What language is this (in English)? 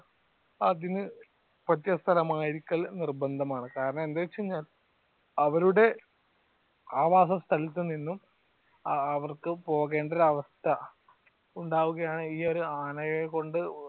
Malayalam